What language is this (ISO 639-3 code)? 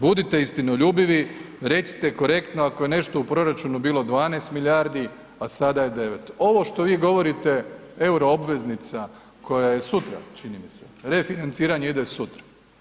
hrv